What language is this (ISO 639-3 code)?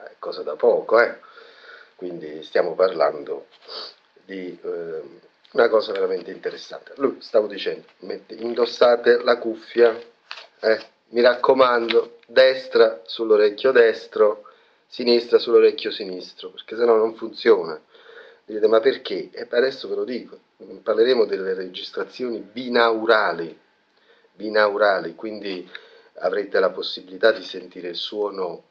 ita